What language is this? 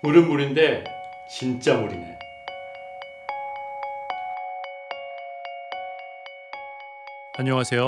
Korean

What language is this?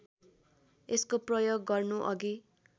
Nepali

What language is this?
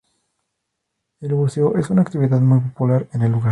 Spanish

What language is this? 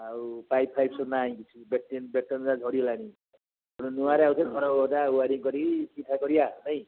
Odia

